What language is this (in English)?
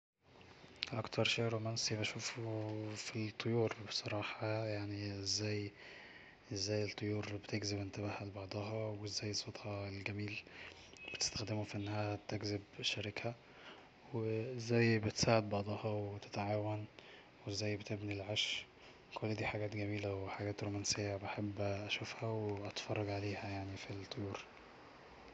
Egyptian Arabic